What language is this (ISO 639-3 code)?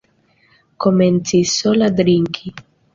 epo